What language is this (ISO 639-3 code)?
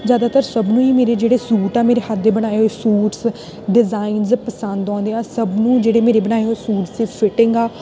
pan